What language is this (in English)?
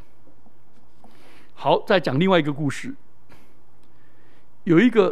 Chinese